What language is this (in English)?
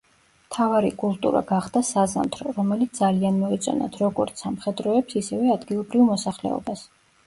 Georgian